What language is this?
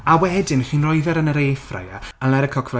Welsh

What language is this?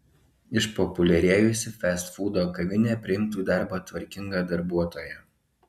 Lithuanian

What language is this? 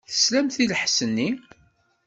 Kabyle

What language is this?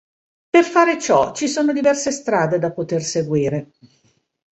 Italian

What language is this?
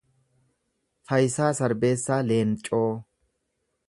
Oromo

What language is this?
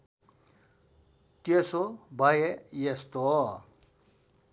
Nepali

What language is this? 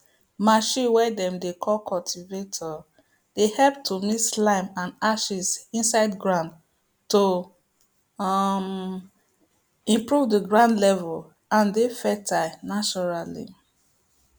Nigerian Pidgin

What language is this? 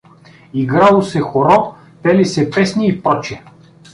Bulgarian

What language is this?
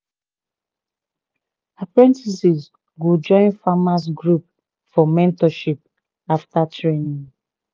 Nigerian Pidgin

